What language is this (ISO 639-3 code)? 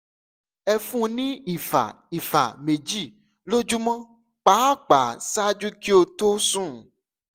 yor